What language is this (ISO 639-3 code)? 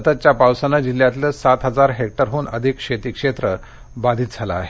mar